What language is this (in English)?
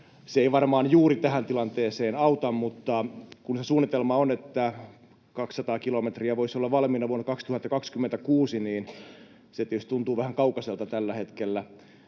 Finnish